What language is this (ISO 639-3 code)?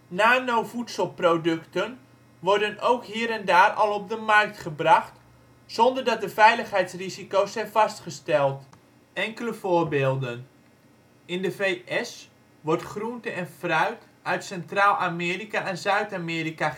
nld